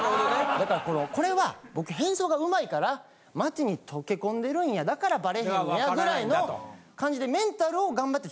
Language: Japanese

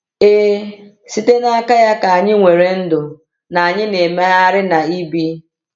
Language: Igbo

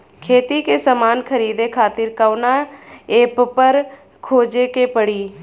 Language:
Bhojpuri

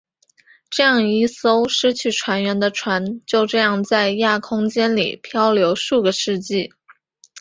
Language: Chinese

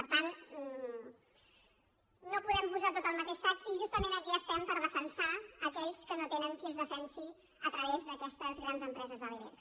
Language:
Catalan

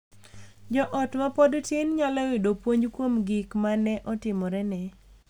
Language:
Luo (Kenya and Tanzania)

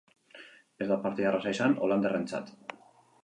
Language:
Basque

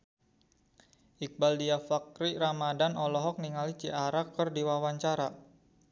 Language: Sundanese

